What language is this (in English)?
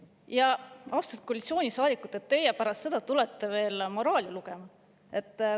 Estonian